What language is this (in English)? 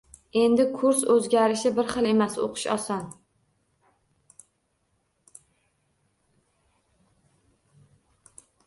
Uzbek